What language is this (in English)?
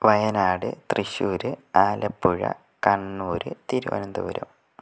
Malayalam